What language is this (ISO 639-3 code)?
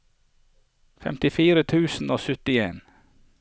nor